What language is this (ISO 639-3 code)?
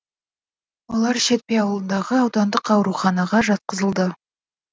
kaz